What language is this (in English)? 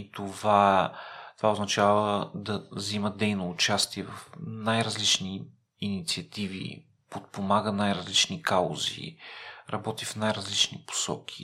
Bulgarian